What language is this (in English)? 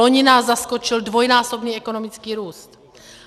Czech